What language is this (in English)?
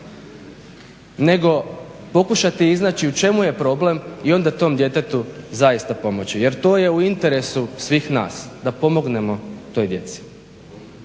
Croatian